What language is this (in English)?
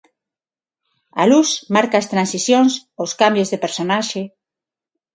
Galician